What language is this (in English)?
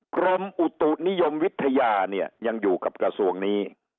Thai